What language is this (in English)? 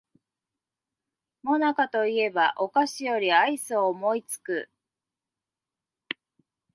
Japanese